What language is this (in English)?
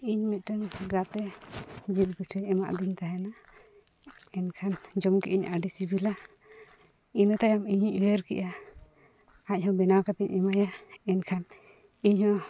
Santali